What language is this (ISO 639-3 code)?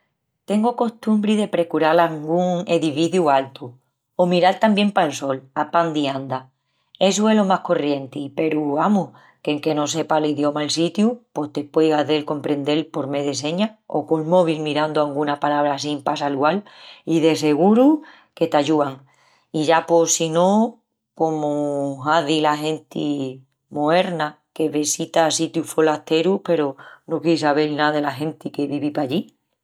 ext